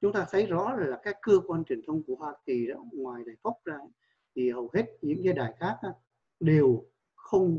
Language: Vietnamese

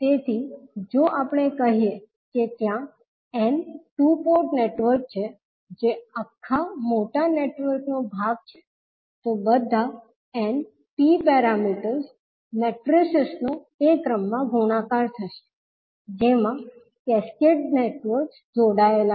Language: Gujarati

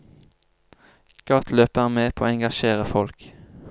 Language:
Norwegian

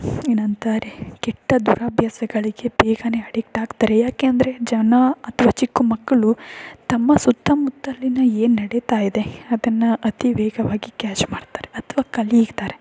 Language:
Kannada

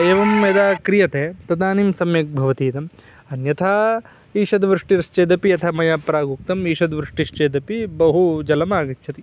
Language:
Sanskrit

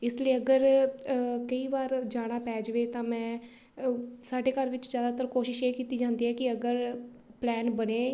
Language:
Punjabi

